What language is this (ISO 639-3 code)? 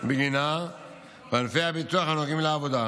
heb